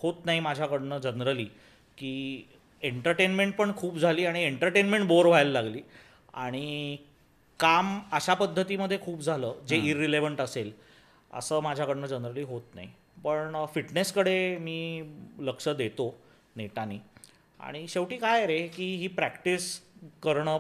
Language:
Marathi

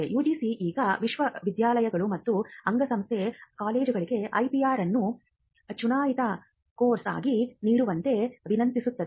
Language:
Kannada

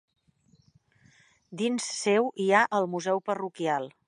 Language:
Catalan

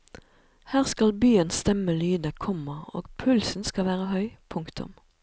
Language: Norwegian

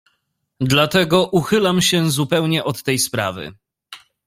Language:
Polish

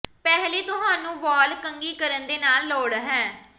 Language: Punjabi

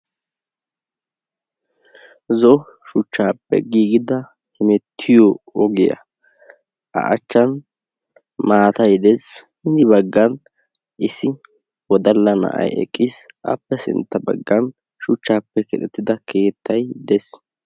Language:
Wolaytta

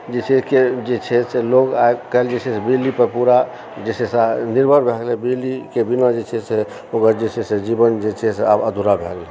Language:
Maithili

